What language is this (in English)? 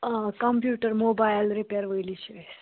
Kashmiri